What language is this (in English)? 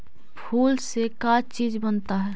Magahi